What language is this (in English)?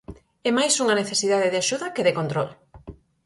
Galician